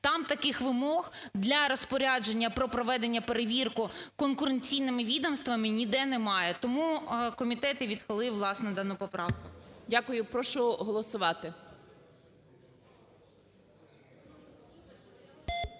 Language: Ukrainian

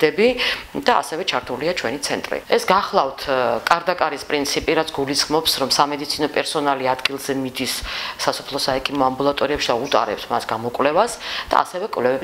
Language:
Romanian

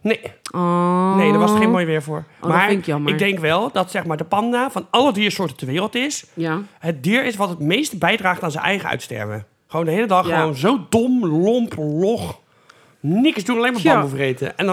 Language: Dutch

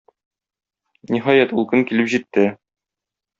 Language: Tatar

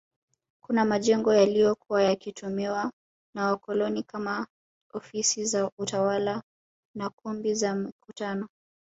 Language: Swahili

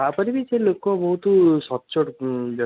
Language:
Odia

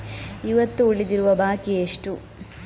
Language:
Kannada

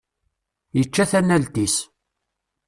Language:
Kabyle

